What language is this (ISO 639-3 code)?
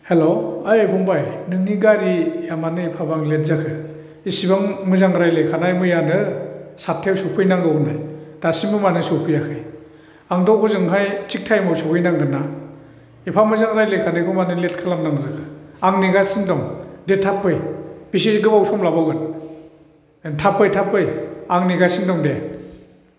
brx